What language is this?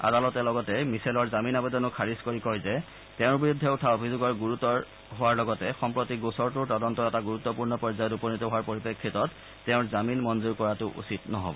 Assamese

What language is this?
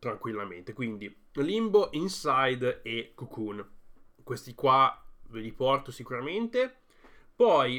Italian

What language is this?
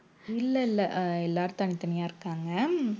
Tamil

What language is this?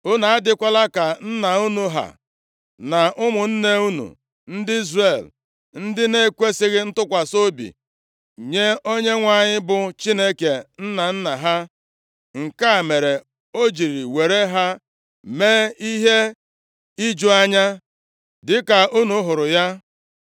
Igbo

